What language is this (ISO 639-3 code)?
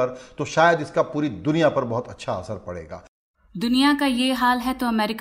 hin